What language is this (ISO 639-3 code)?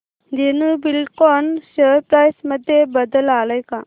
mar